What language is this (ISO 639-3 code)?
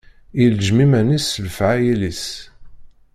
kab